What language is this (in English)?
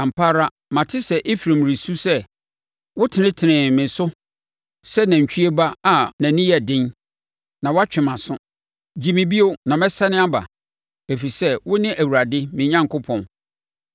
Akan